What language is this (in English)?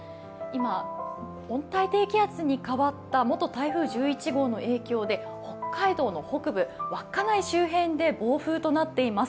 Japanese